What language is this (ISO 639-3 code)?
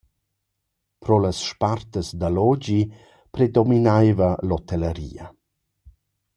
roh